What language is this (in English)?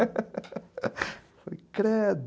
Portuguese